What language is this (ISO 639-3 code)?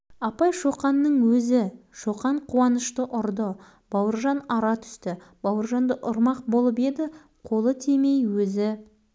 kaz